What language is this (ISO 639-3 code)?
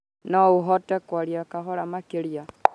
kik